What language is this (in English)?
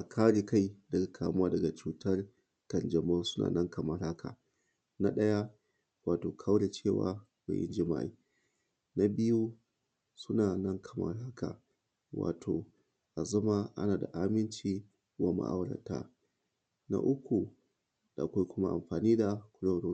Hausa